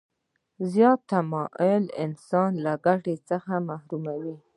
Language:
Pashto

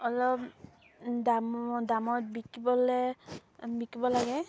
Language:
Assamese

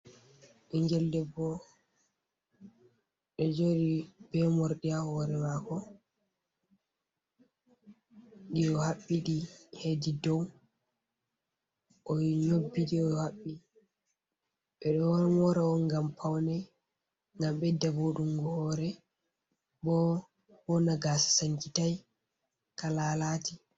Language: Fula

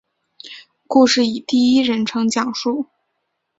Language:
Chinese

